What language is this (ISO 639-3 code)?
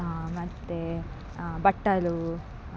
kan